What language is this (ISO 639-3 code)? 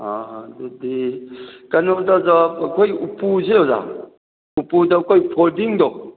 mni